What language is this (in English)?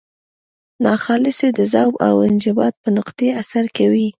Pashto